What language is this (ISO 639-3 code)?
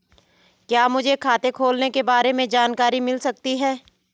hin